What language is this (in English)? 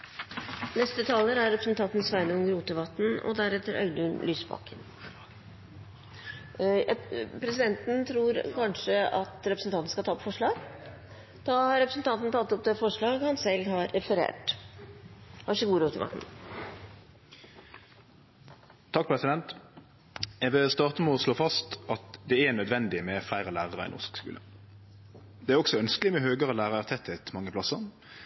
Norwegian